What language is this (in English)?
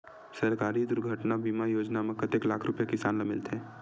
Chhattisgarhi